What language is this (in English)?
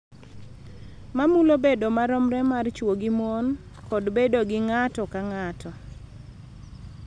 Luo (Kenya and Tanzania)